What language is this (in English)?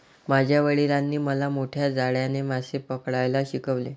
Marathi